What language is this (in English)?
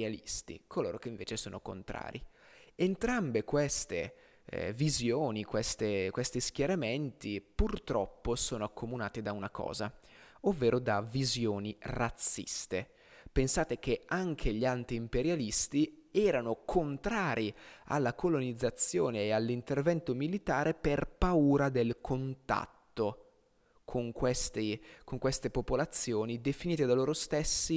Italian